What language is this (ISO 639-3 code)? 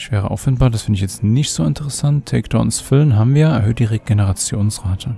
deu